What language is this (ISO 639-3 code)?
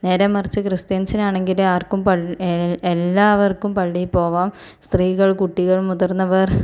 mal